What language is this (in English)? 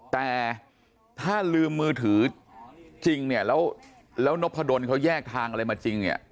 Thai